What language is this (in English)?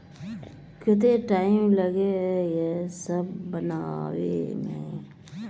Magahi